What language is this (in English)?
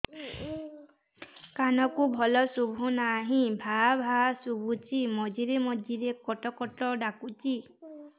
Odia